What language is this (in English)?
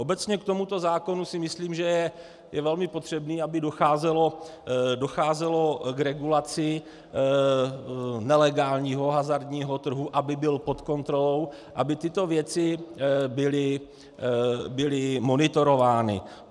Czech